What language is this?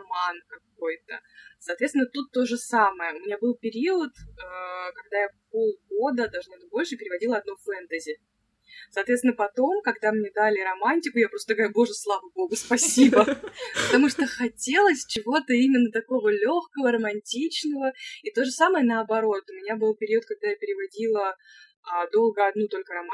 Russian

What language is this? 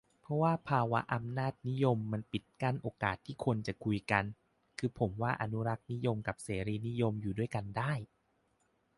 Thai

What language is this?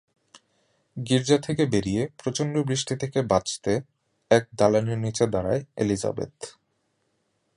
Bangla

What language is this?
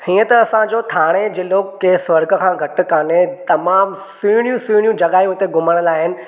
Sindhi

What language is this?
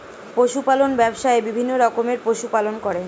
Bangla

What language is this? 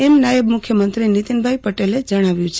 Gujarati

